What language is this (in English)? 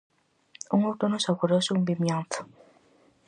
Galician